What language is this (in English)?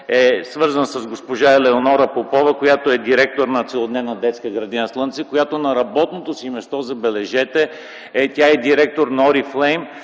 Bulgarian